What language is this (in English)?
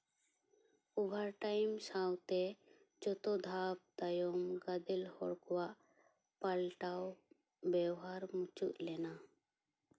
Santali